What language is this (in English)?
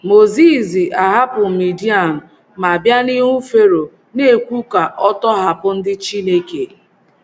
Igbo